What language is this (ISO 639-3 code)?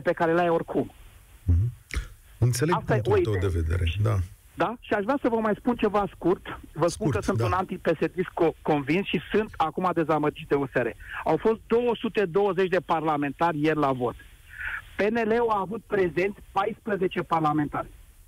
ron